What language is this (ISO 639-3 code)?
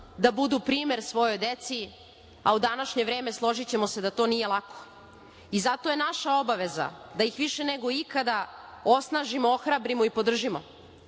srp